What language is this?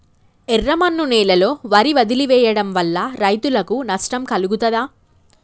Telugu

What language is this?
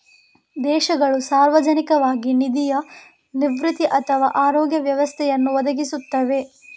Kannada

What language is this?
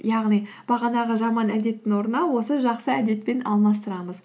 Kazakh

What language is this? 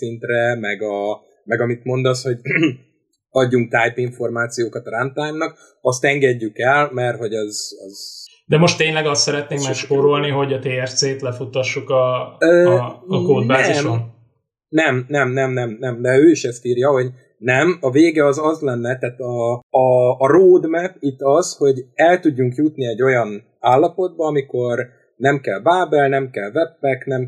Hungarian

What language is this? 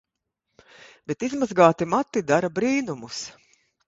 Latvian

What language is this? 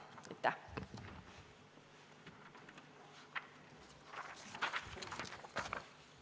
Estonian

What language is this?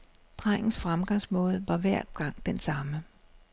Danish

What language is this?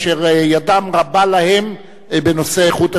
Hebrew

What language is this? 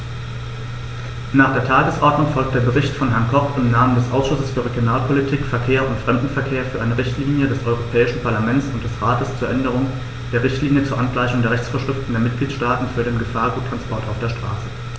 German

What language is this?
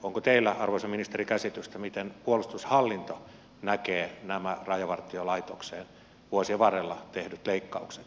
Finnish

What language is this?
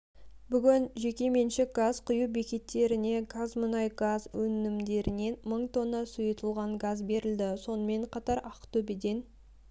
Kazakh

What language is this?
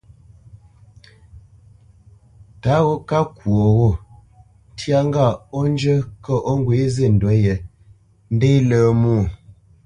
Bamenyam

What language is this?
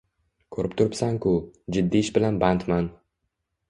Uzbek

